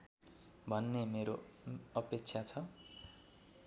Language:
Nepali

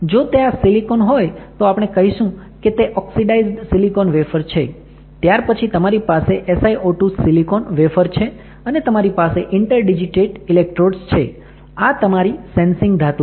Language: Gujarati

